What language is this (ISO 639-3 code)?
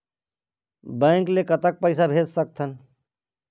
hne